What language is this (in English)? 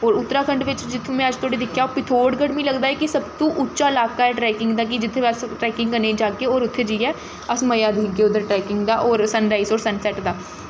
Dogri